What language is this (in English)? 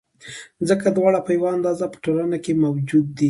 Pashto